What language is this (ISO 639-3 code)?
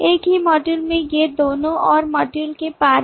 hin